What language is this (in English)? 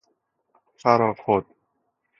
Persian